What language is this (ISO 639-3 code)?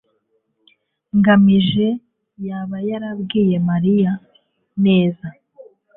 kin